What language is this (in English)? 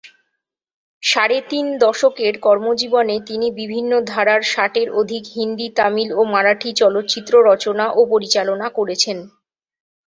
Bangla